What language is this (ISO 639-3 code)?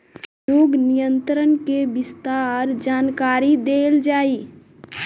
bho